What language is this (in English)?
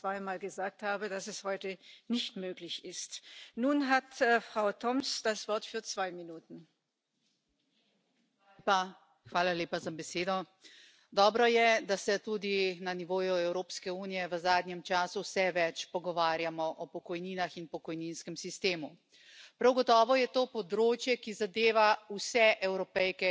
Spanish